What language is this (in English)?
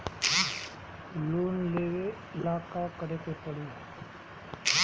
Bhojpuri